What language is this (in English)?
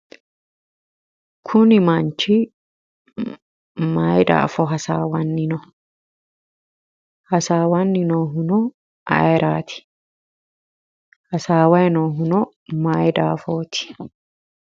Sidamo